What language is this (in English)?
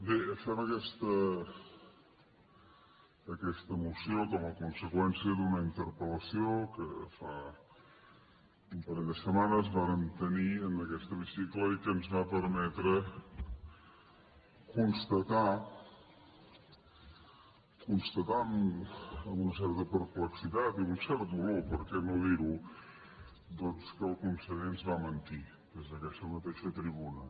Catalan